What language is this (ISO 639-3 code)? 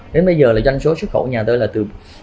vie